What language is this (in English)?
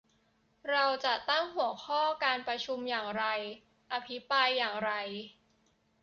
Thai